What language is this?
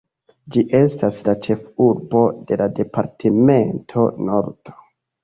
Esperanto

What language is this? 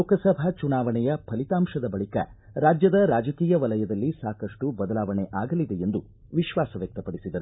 Kannada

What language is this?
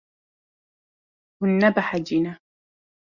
Kurdish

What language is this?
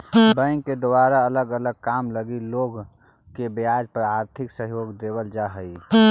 Magahi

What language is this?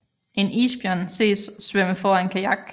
Danish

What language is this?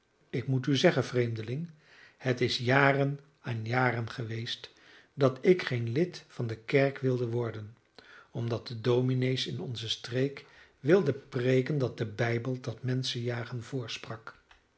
Dutch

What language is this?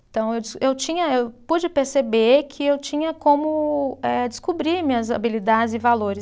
Portuguese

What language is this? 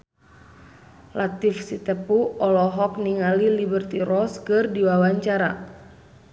Sundanese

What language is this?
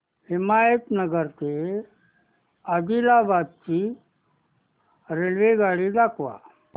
Marathi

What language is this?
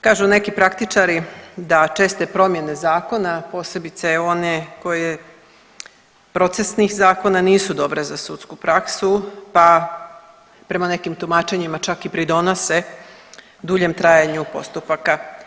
Croatian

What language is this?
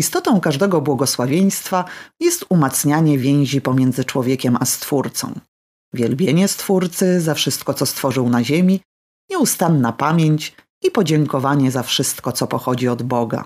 Polish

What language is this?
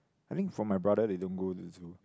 English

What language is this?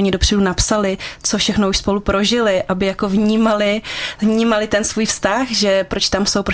Czech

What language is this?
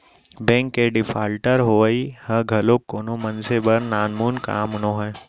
Chhattisgarhi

